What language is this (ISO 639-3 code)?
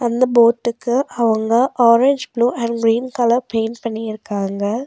tam